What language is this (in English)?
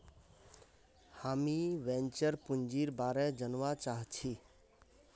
Magahi